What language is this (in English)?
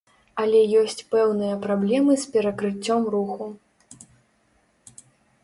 Belarusian